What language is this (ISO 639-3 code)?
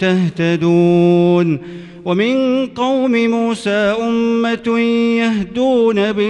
ara